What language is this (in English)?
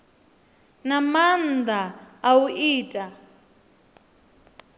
Venda